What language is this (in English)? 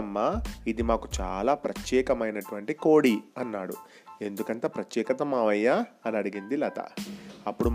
Telugu